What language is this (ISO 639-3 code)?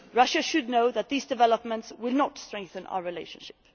eng